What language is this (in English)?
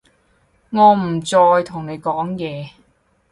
Cantonese